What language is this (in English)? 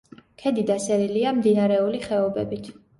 Georgian